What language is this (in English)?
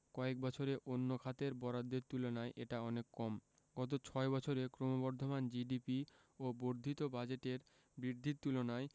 Bangla